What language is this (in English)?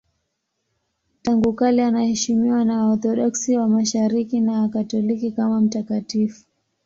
Swahili